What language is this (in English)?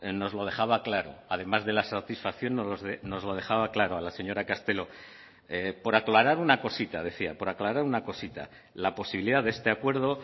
Spanish